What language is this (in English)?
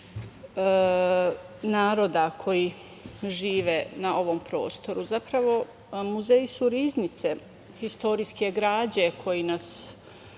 Serbian